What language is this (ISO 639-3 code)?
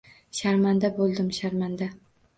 uzb